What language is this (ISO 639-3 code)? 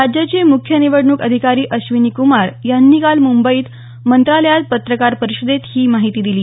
mar